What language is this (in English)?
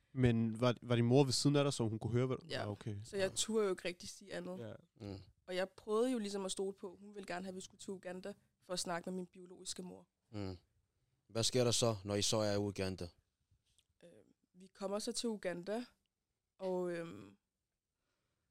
Danish